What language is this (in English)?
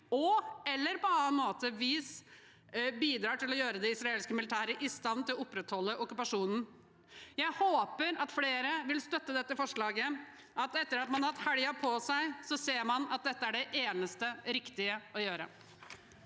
Norwegian